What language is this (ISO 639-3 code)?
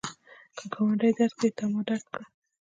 pus